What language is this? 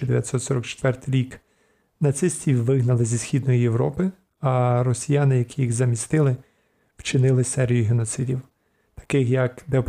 Ukrainian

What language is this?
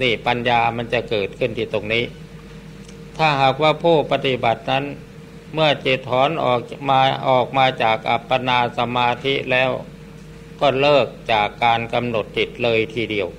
Thai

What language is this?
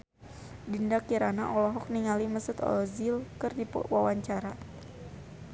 Sundanese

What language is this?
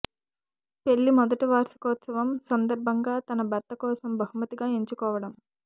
Telugu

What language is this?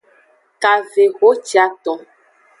Aja (Benin)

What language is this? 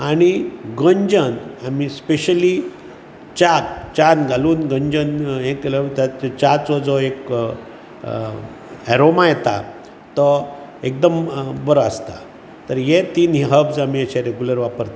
Konkani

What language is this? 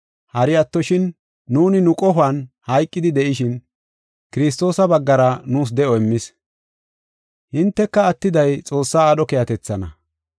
Gofa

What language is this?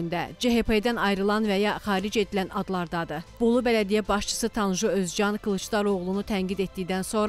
Turkish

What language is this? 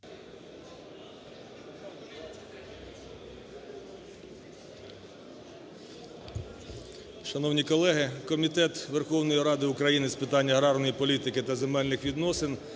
Ukrainian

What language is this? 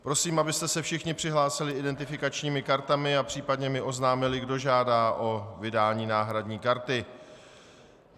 Czech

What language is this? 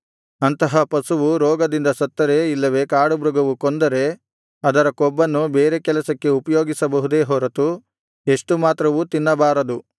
Kannada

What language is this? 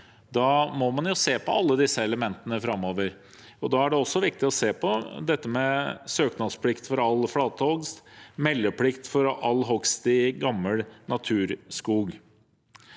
Norwegian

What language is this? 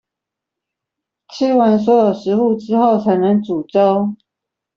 Chinese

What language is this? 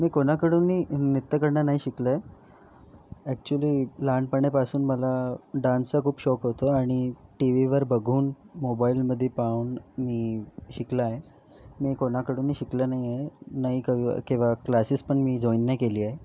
Marathi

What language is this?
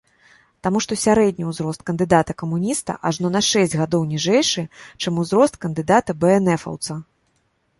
Belarusian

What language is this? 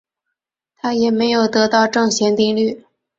Chinese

